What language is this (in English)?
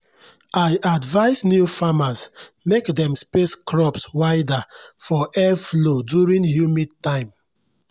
Nigerian Pidgin